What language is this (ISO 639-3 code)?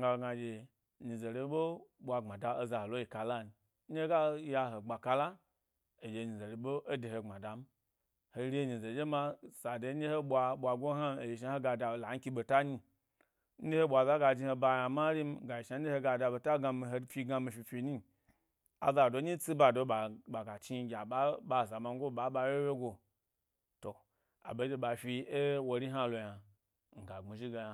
gby